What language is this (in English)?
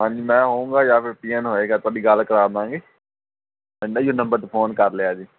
Punjabi